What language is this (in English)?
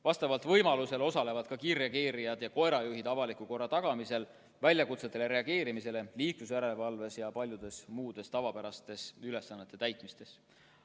Estonian